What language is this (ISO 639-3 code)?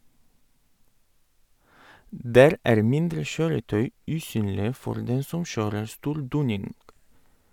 nor